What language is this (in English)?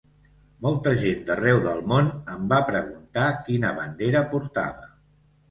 Catalan